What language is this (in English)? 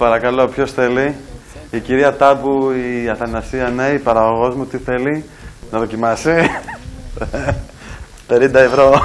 Greek